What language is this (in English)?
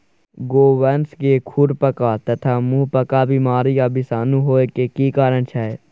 Maithili